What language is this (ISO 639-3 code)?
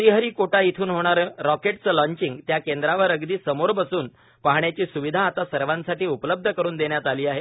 mar